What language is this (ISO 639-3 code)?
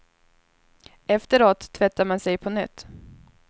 swe